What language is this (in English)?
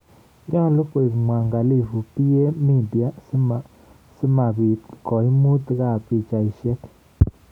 Kalenjin